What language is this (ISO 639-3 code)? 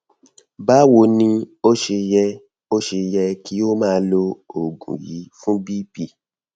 yor